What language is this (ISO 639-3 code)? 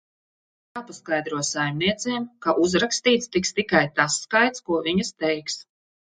lav